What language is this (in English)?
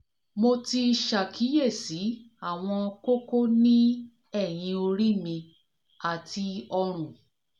Yoruba